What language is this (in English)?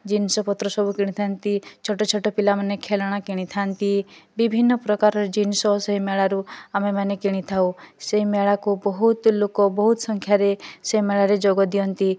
Odia